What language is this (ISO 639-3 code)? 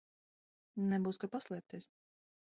lav